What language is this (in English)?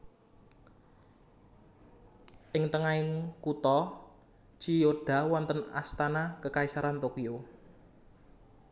Javanese